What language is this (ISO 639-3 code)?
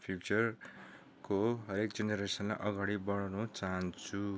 nep